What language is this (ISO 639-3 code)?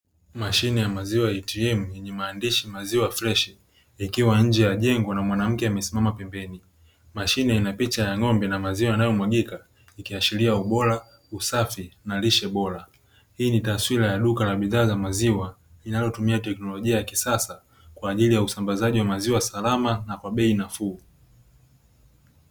swa